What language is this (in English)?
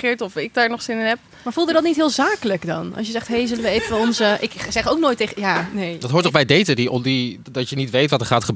Dutch